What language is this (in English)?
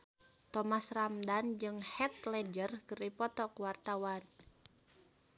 Sundanese